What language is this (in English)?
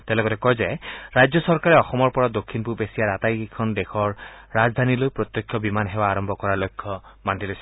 Assamese